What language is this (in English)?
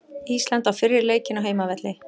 Icelandic